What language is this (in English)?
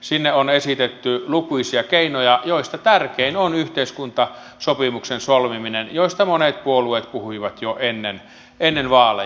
Finnish